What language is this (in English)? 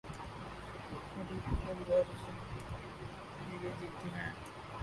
Urdu